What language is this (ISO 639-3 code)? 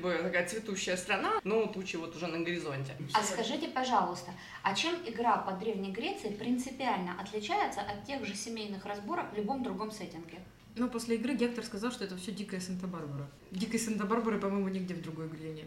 rus